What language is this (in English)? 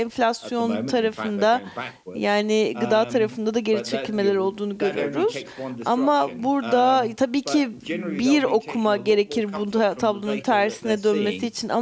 Turkish